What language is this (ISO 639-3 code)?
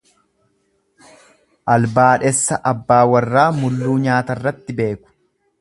orm